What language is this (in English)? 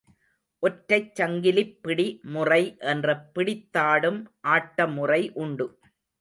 Tamil